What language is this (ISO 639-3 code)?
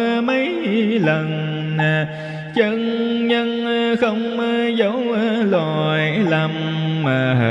vie